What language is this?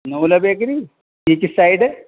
Urdu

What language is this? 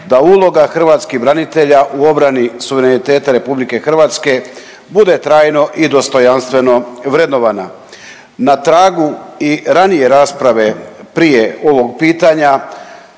Croatian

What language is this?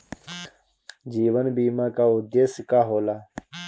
Bhojpuri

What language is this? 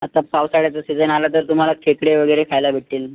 Marathi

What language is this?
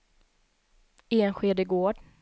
Swedish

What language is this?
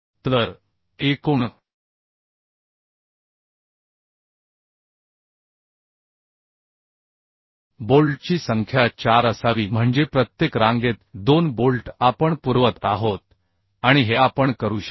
Marathi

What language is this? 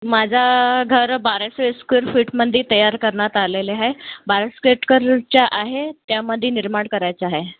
Marathi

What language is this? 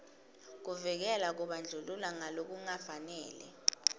Swati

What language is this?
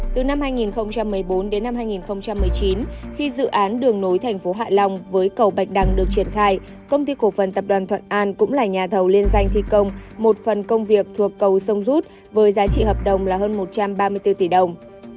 Vietnamese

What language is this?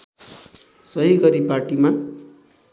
Nepali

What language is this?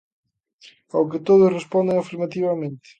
Galician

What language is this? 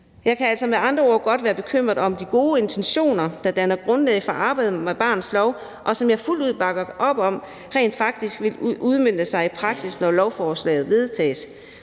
Danish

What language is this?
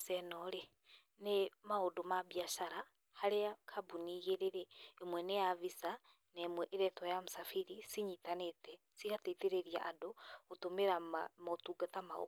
Kikuyu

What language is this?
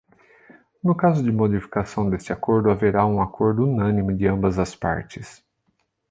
Portuguese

